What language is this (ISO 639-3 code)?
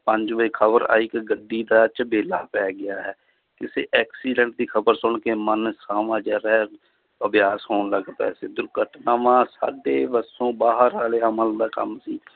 pan